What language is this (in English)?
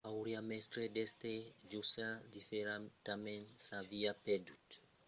Occitan